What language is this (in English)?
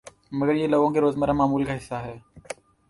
Urdu